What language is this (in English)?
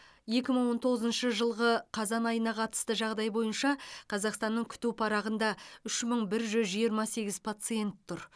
Kazakh